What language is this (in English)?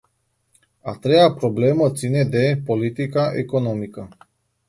Romanian